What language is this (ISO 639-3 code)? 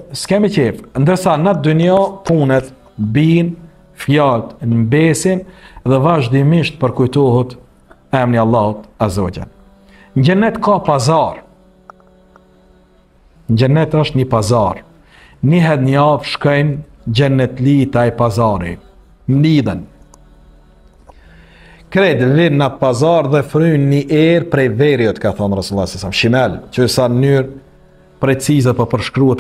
ara